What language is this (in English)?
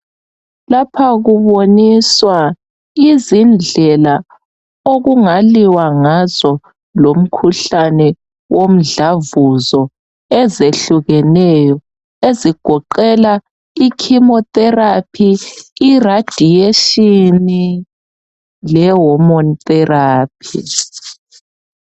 North Ndebele